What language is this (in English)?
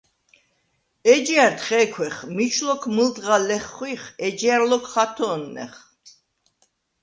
Svan